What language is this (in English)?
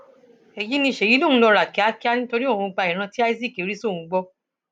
Yoruba